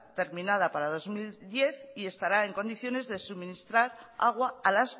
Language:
Spanish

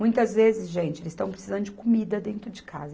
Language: Portuguese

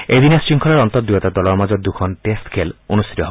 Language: Assamese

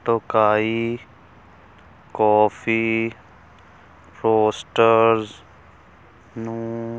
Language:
Punjabi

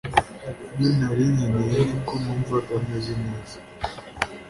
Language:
Kinyarwanda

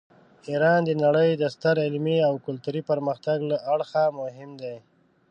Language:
Pashto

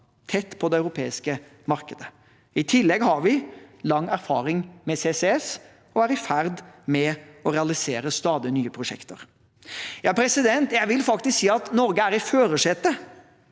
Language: Norwegian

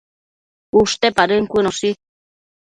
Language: Matsés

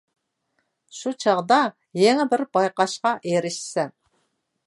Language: Uyghur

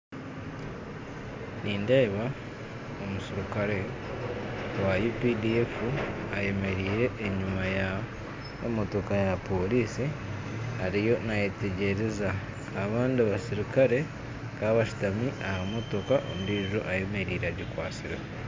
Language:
Nyankole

